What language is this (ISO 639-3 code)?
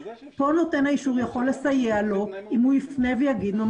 heb